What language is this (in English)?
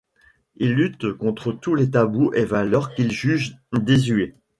French